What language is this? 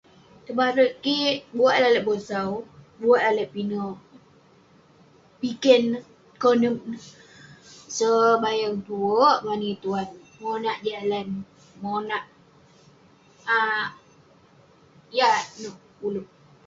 Western Penan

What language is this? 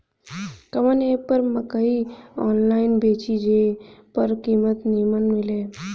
Bhojpuri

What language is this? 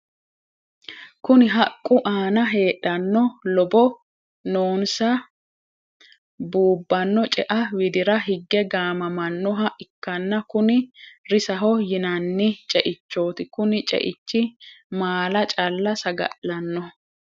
Sidamo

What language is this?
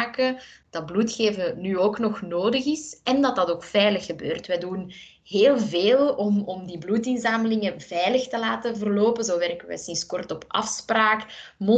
Dutch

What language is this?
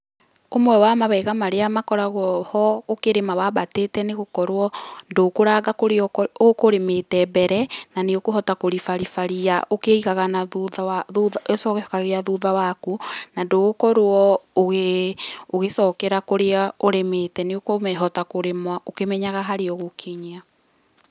Kikuyu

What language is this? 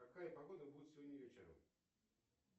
Russian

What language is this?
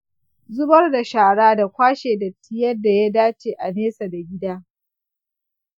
Hausa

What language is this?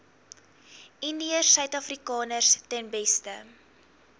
Afrikaans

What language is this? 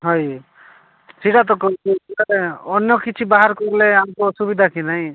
Odia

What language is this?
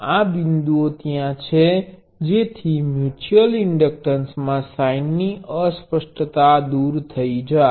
Gujarati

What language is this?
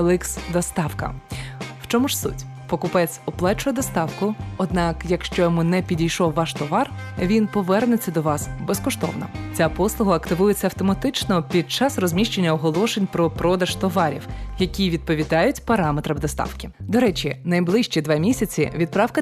Ukrainian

